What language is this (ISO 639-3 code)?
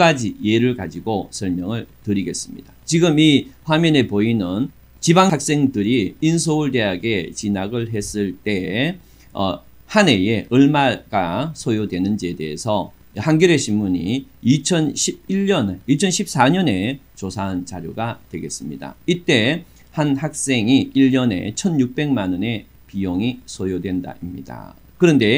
kor